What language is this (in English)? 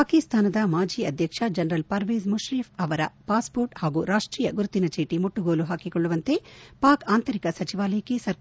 Kannada